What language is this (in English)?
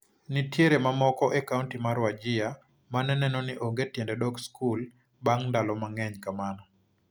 Luo (Kenya and Tanzania)